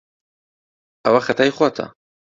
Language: Central Kurdish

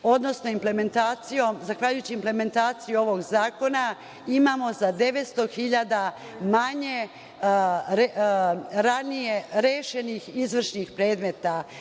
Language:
Serbian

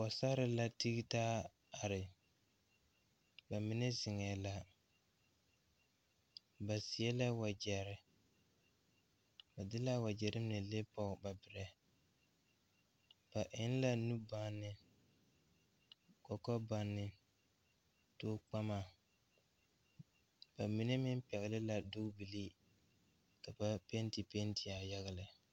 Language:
Southern Dagaare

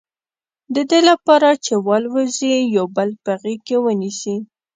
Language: Pashto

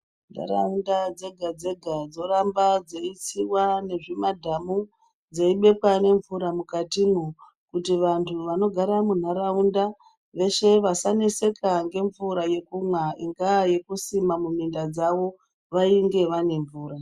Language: Ndau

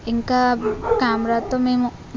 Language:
Telugu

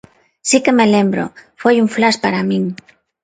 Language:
Galician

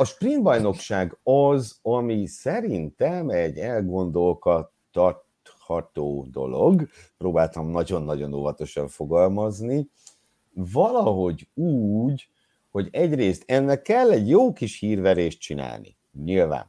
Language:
Hungarian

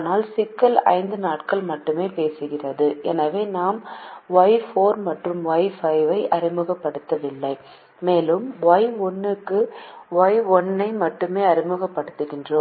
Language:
Tamil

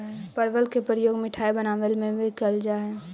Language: Magahi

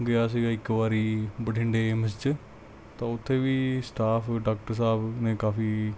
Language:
Punjabi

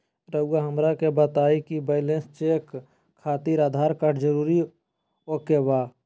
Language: Magahi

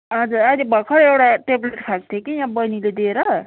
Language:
Nepali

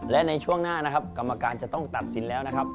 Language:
Thai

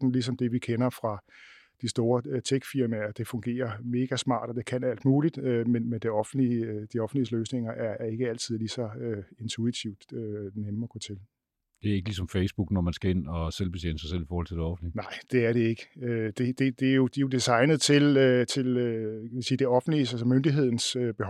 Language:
Danish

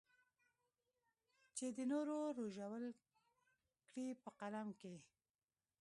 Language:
Pashto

